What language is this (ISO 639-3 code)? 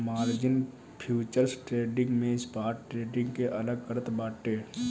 bho